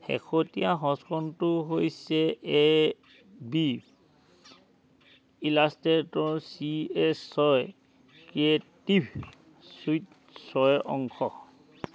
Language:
Assamese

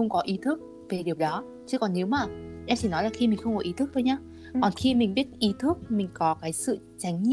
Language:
Vietnamese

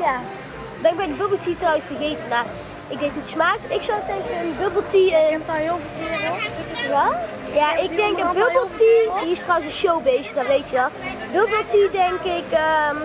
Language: Dutch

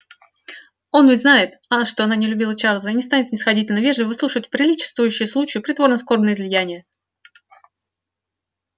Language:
Russian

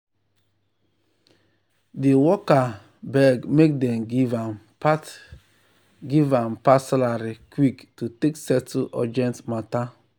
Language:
Nigerian Pidgin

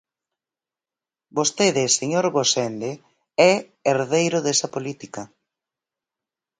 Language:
Galician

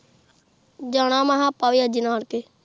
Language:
Punjabi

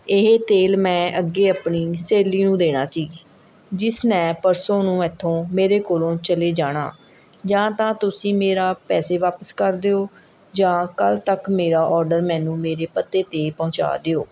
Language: Punjabi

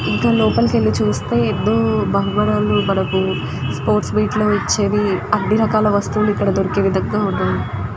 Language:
Telugu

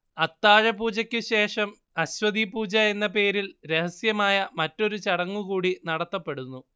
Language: Malayalam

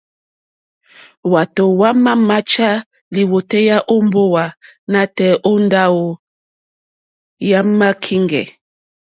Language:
Mokpwe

